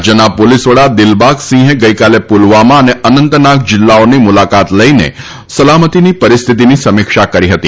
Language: Gujarati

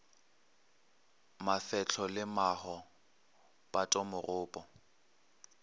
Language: Northern Sotho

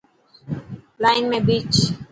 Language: Dhatki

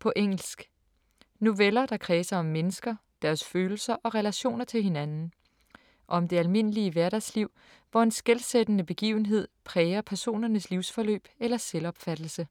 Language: Danish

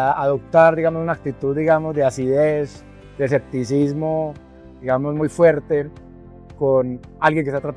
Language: Spanish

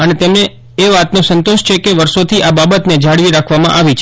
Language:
Gujarati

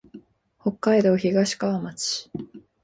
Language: Japanese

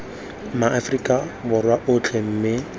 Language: Tswana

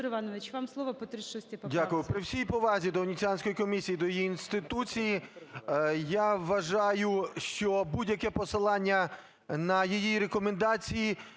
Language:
Ukrainian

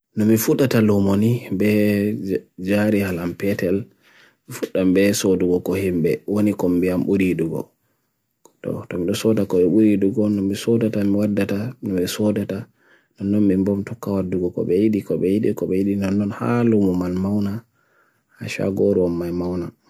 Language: Bagirmi Fulfulde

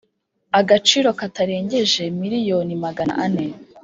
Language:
Kinyarwanda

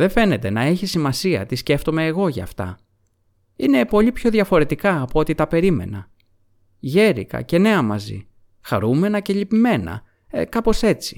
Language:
Greek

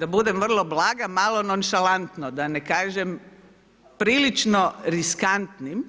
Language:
Croatian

